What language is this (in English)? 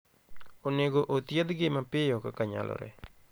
Luo (Kenya and Tanzania)